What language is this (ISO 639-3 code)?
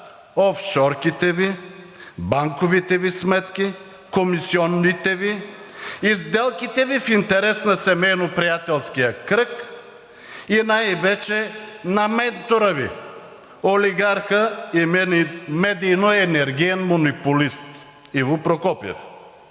bul